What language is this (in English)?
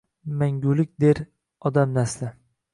Uzbek